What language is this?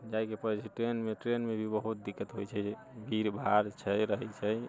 Maithili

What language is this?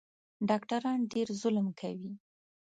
Pashto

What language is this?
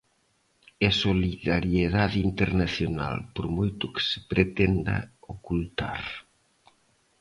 Galician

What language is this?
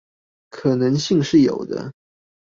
Chinese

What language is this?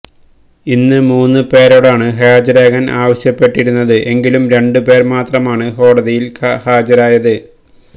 Malayalam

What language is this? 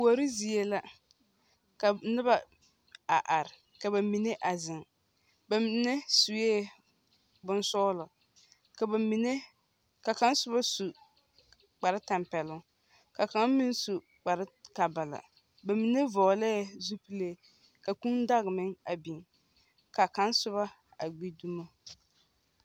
Southern Dagaare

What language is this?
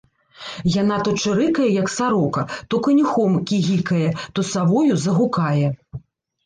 Belarusian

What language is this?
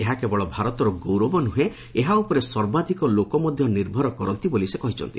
Odia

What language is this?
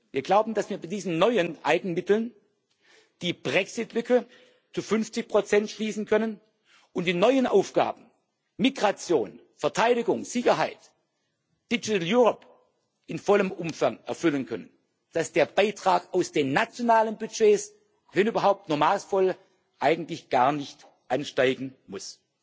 German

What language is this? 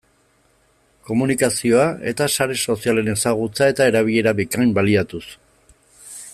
Basque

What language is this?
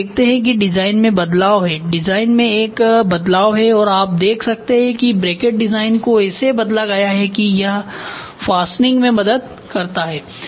Hindi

